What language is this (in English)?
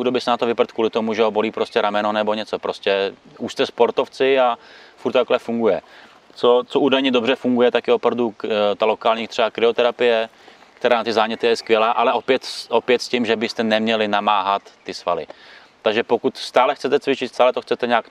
Czech